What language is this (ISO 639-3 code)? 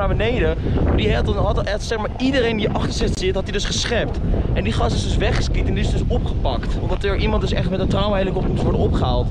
nld